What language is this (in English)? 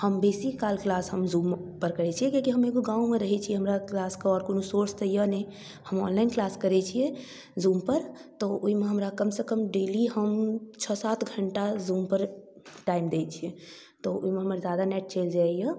Maithili